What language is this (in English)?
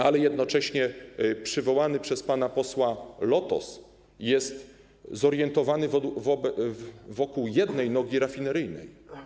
Polish